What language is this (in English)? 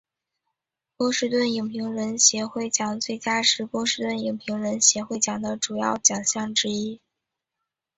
Chinese